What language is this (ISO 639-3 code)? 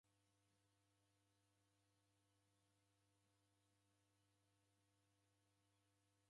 dav